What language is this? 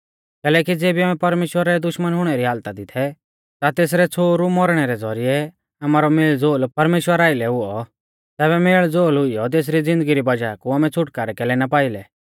Mahasu Pahari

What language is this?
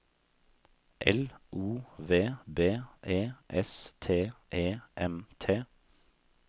Norwegian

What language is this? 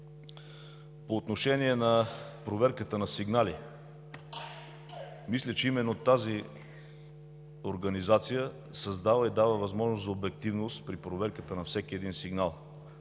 Bulgarian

